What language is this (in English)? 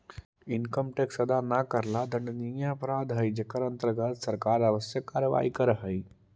Magahi